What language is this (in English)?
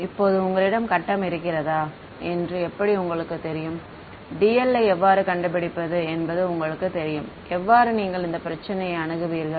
Tamil